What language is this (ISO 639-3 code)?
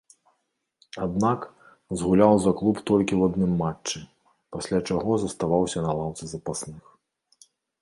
bel